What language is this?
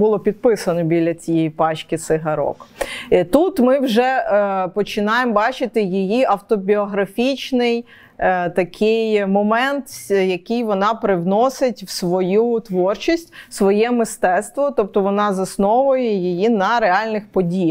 Ukrainian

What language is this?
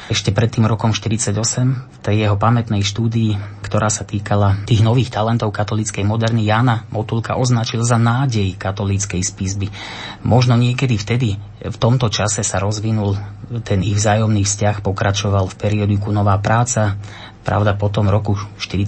Slovak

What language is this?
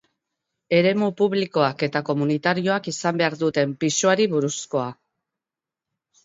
Basque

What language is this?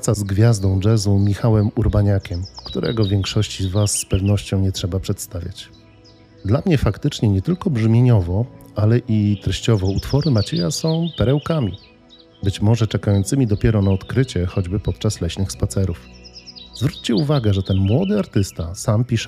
Polish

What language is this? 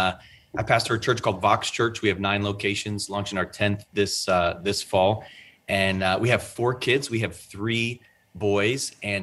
English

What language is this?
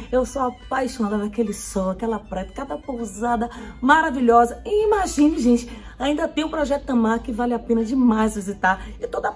Portuguese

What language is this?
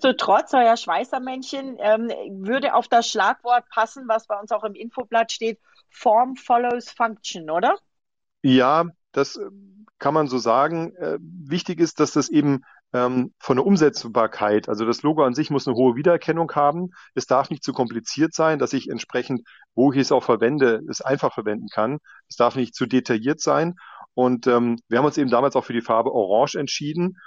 German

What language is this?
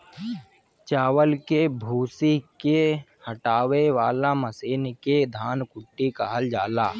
Bhojpuri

